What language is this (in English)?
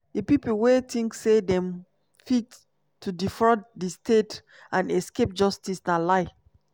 Nigerian Pidgin